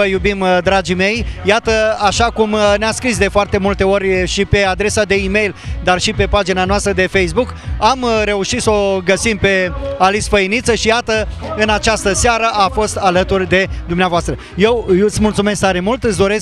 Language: Romanian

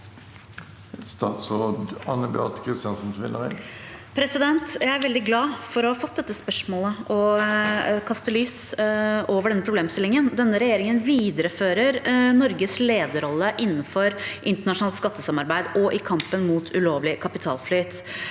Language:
Norwegian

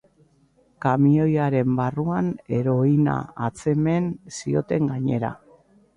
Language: Basque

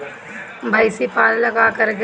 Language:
Bhojpuri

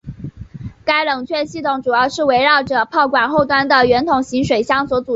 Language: Chinese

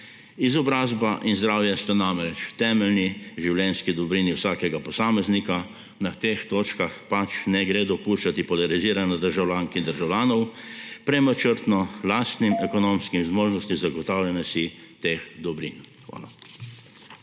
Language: Slovenian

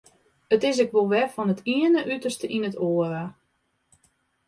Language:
Western Frisian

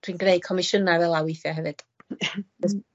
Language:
Welsh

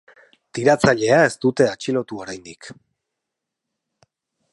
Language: Basque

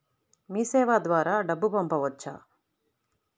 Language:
Telugu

